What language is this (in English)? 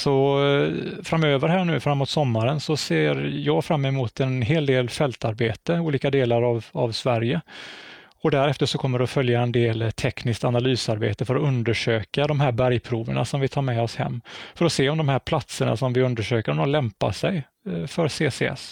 Swedish